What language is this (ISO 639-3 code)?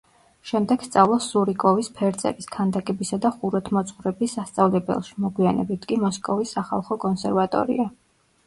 kat